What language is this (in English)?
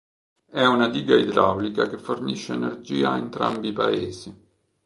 Italian